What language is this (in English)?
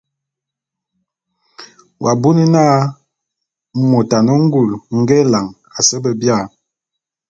Bulu